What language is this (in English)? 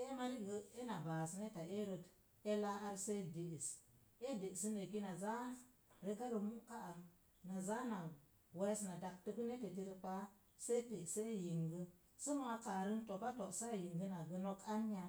Mom Jango